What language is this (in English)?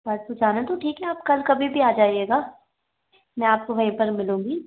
Hindi